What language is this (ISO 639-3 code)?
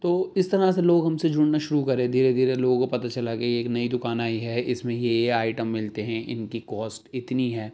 urd